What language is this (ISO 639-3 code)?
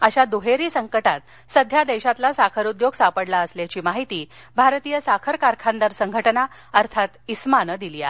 mar